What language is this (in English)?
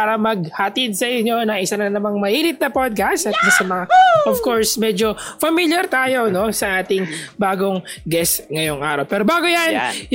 Filipino